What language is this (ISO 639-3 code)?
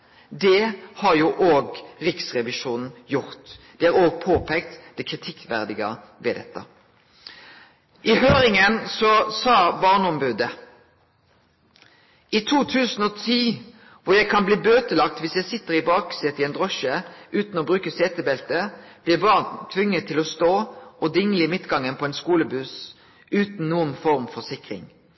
nno